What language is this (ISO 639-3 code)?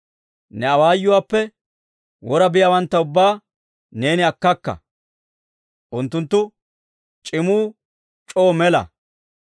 dwr